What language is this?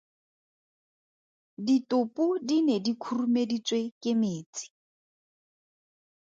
Tswana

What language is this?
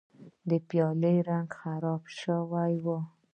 Pashto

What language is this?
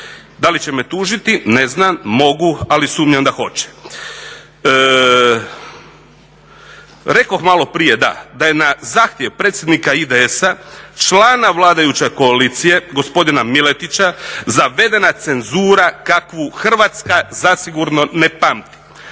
Croatian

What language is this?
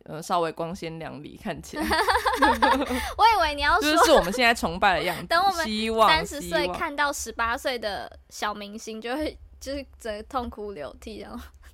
Chinese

